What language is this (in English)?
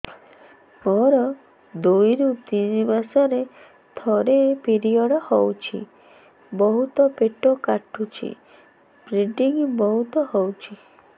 Odia